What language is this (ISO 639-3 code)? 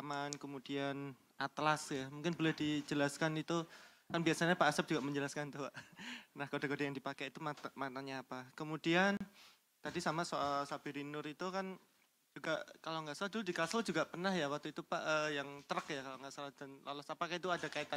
ind